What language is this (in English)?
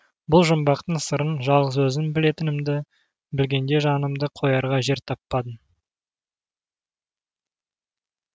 Kazakh